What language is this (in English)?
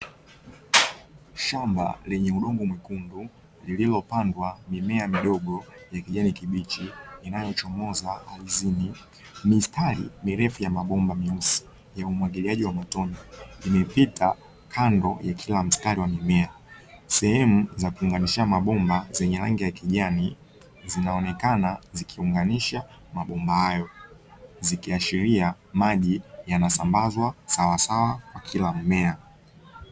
Swahili